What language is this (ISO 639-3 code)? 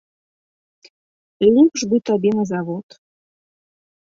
bel